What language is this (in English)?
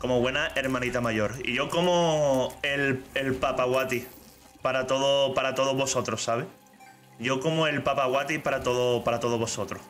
Spanish